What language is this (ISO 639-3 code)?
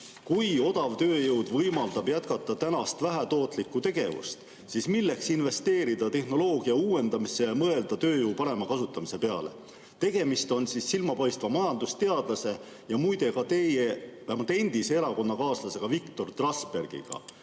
est